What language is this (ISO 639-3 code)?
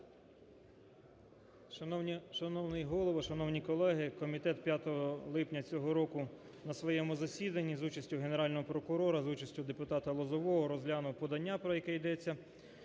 ukr